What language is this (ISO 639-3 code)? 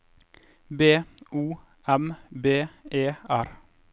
nor